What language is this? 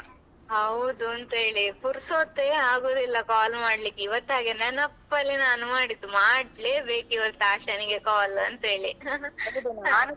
Kannada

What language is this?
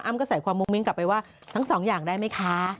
Thai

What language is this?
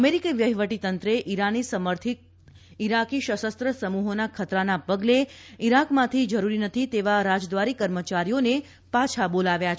Gujarati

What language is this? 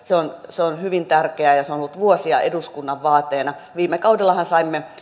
Finnish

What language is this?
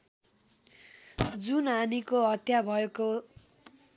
Nepali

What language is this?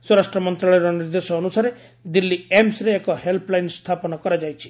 Odia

